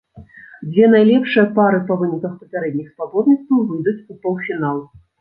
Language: Belarusian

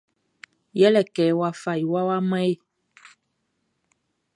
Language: Baoulé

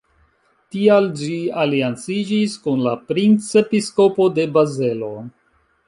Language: Esperanto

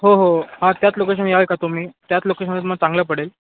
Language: Marathi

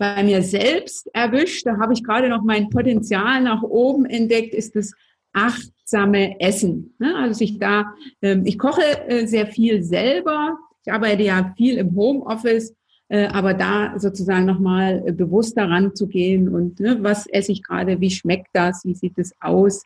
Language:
German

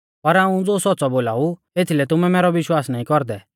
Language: Mahasu Pahari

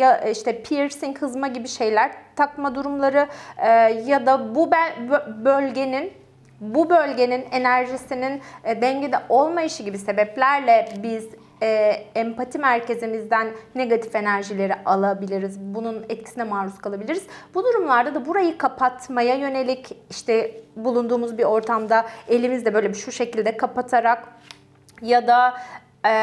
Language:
Turkish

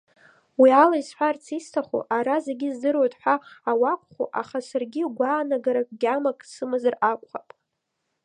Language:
Abkhazian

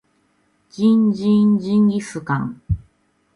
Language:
Japanese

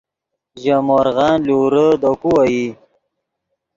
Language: Yidgha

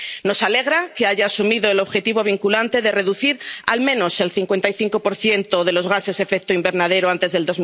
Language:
Spanish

